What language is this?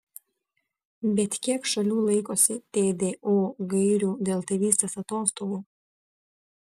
Lithuanian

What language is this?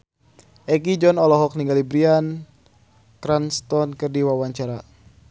Sundanese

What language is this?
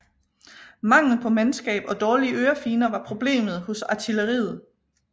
Danish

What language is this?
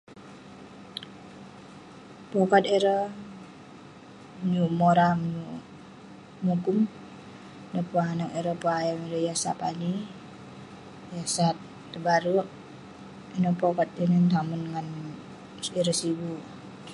Western Penan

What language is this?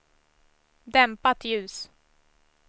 Swedish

